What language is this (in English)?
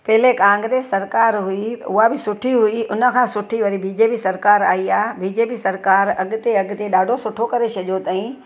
Sindhi